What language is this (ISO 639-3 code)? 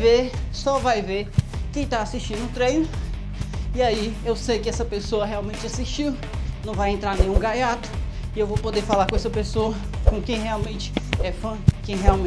por